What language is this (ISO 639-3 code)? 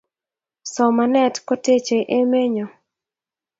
kln